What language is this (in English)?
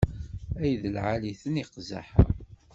Kabyle